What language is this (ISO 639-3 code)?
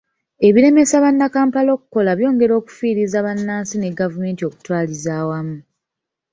lug